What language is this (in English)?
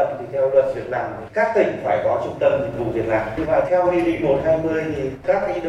Vietnamese